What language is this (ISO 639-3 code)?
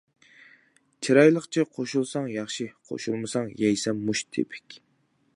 uig